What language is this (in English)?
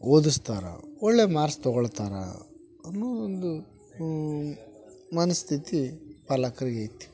Kannada